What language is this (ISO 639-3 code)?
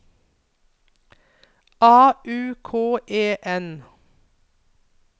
nor